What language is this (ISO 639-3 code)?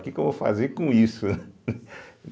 por